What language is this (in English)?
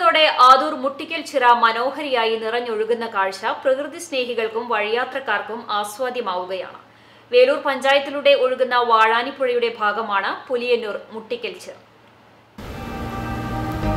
Malayalam